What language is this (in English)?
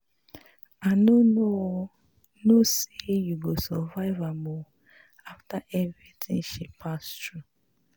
Nigerian Pidgin